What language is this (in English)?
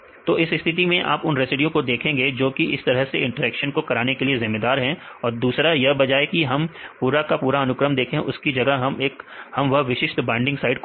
Hindi